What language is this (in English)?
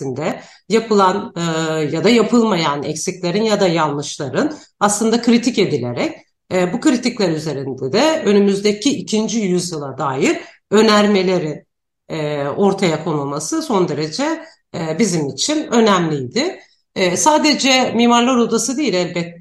Turkish